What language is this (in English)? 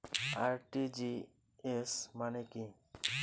Bangla